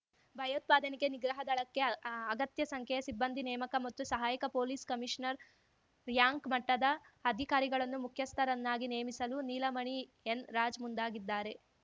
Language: Kannada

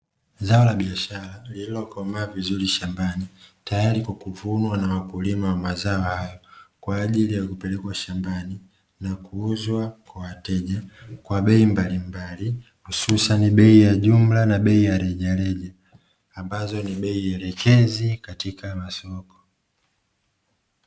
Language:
Swahili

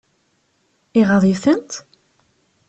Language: Kabyle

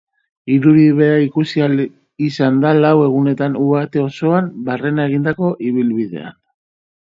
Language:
Basque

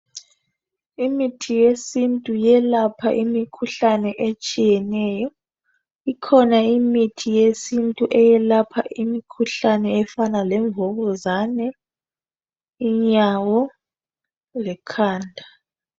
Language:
North Ndebele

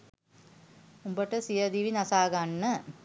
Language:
Sinhala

